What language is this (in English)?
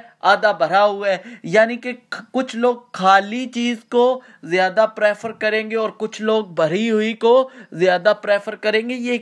Urdu